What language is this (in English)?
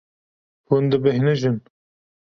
Kurdish